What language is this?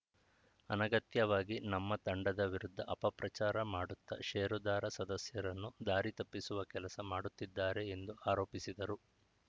Kannada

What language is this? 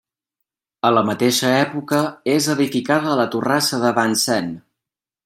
Catalan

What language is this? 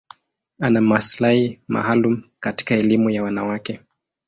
Swahili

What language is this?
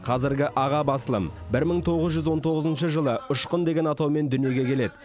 Kazakh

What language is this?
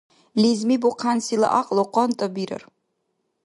Dargwa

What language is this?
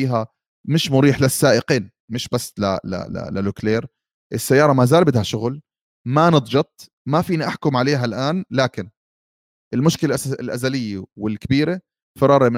Arabic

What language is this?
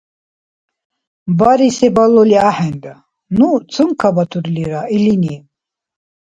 Dargwa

